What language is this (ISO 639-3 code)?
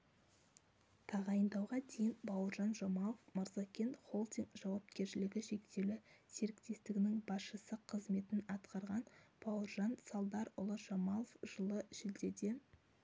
kaz